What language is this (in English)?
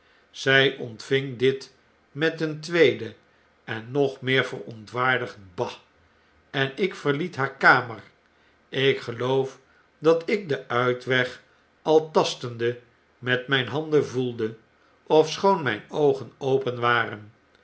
Dutch